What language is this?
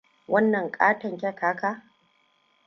Hausa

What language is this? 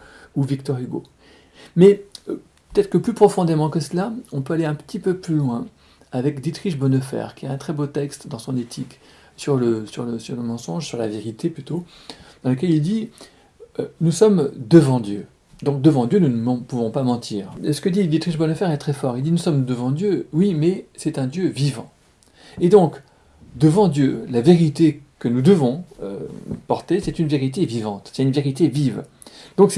French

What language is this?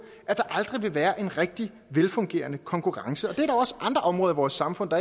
Danish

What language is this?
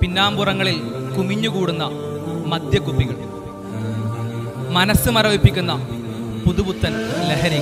Arabic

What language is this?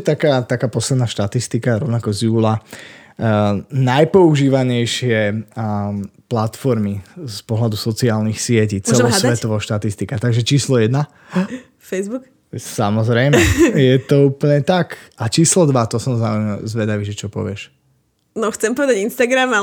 Slovak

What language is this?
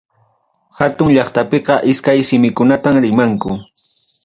Ayacucho Quechua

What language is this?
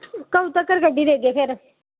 Dogri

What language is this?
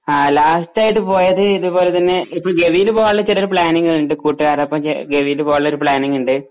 Malayalam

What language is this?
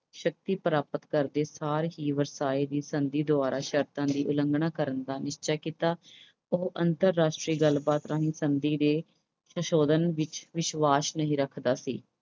Punjabi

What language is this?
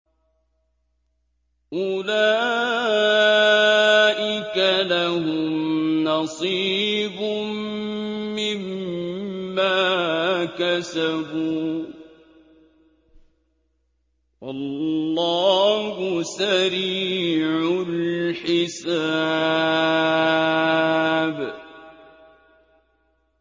Arabic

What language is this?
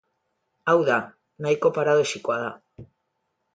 Basque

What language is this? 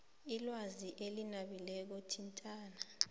South Ndebele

